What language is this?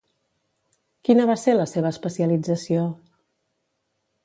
Catalan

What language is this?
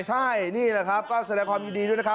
Thai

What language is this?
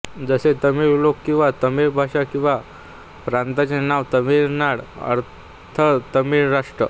Marathi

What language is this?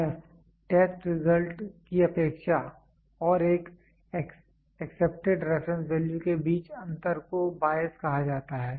Hindi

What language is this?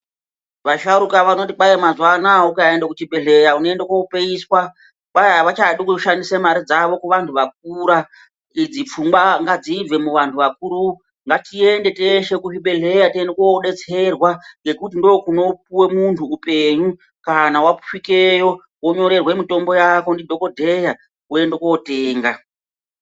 Ndau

